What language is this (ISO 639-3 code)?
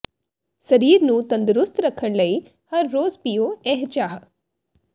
pan